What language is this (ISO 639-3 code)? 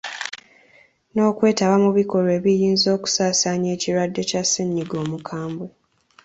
lug